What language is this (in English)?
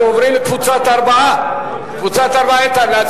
Hebrew